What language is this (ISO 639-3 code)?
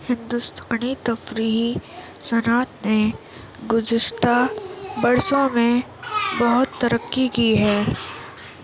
urd